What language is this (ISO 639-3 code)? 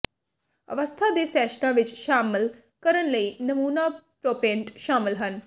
pan